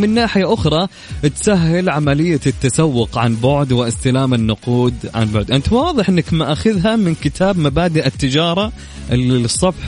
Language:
Arabic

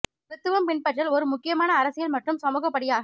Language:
Tamil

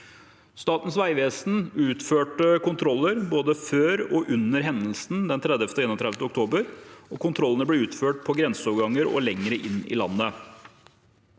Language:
Norwegian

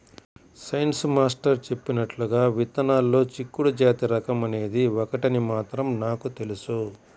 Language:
Telugu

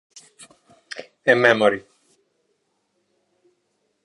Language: Italian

